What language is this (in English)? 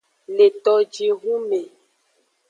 Aja (Benin)